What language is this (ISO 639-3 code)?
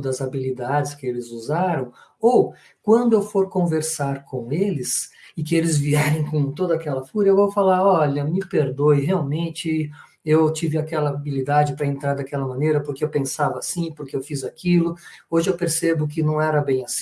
por